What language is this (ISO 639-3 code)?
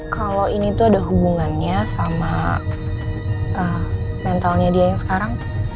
ind